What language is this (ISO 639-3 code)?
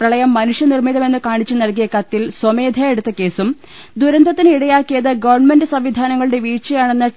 mal